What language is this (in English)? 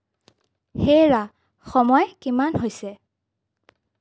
Assamese